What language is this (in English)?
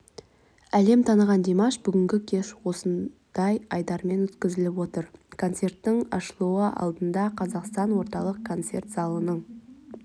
Kazakh